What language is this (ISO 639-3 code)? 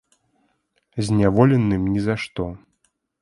bel